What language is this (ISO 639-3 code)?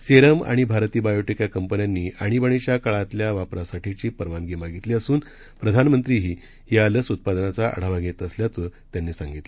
mar